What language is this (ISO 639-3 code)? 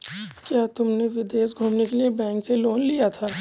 hin